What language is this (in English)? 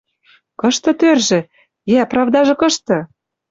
Western Mari